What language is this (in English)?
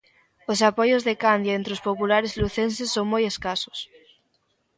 Galician